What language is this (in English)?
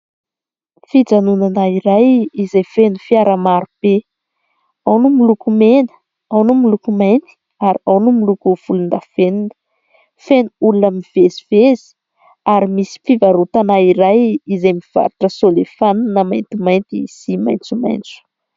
Malagasy